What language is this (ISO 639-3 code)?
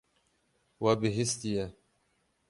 kur